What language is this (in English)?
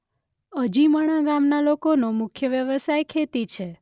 Gujarati